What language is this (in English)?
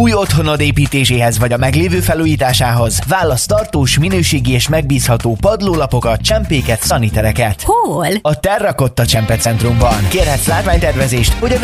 Hungarian